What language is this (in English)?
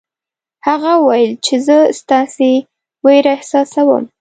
Pashto